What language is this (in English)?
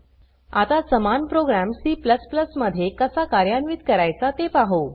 Marathi